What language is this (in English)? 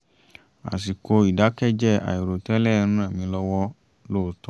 Yoruba